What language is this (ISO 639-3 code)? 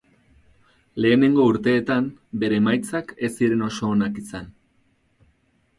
eus